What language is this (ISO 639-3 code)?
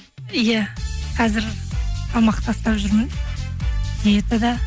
kaz